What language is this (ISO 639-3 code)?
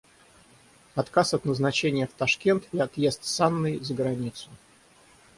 rus